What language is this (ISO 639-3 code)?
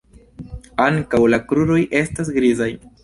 epo